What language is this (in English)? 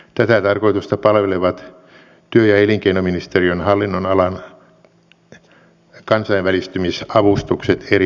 Finnish